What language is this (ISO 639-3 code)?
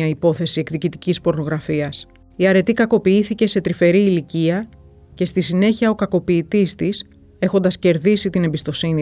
ell